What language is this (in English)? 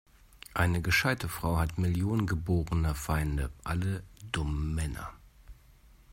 German